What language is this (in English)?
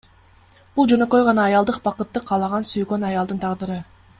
Kyrgyz